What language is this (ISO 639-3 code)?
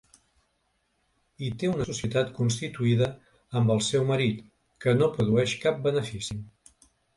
cat